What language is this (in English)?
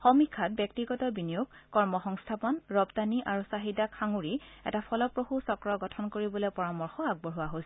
Assamese